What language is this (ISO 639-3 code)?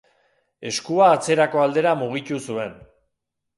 eus